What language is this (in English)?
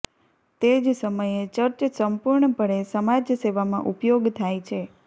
Gujarati